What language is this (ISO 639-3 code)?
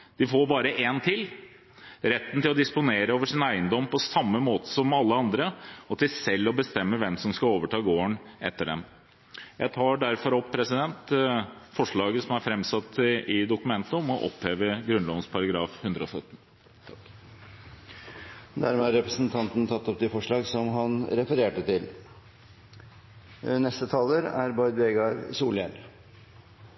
nob